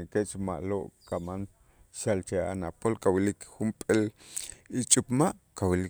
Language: Itzá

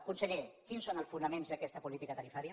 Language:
Catalan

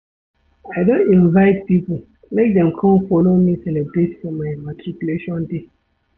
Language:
Nigerian Pidgin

